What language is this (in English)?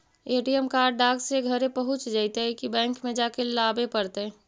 Magahi